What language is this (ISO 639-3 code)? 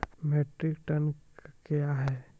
mai